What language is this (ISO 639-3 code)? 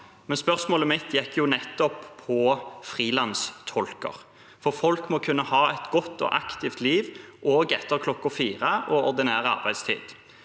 nor